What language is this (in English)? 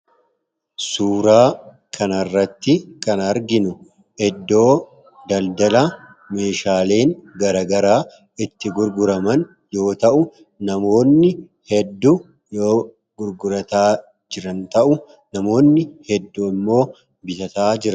Oromo